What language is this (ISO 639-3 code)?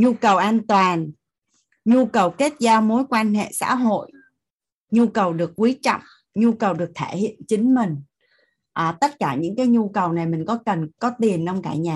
vie